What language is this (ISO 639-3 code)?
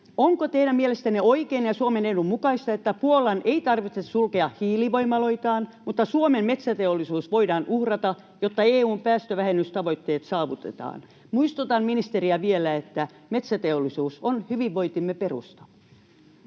fin